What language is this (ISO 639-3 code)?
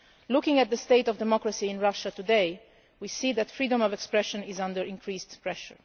eng